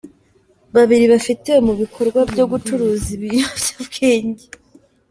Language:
Kinyarwanda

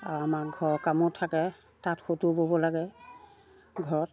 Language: Assamese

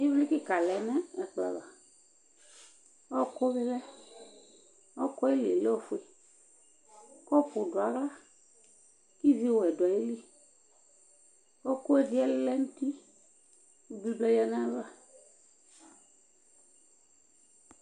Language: Ikposo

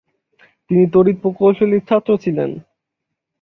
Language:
Bangla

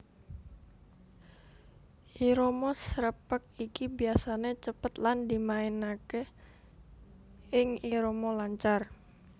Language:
Javanese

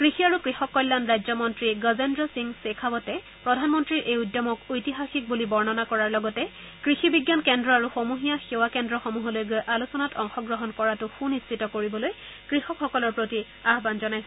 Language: Assamese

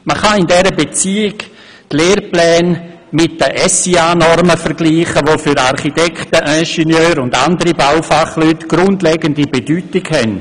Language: Swiss German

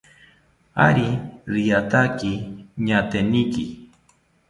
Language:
South Ucayali Ashéninka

